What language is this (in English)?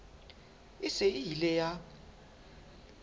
Southern Sotho